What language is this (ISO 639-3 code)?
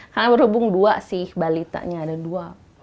ind